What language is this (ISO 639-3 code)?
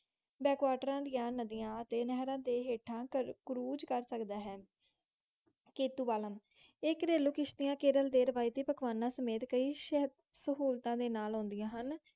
pan